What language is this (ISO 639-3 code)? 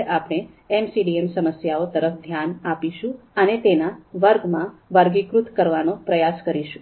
guj